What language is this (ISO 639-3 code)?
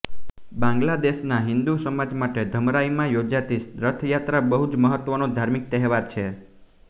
guj